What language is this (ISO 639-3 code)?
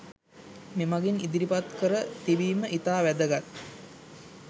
sin